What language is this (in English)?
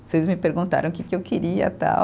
Portuguese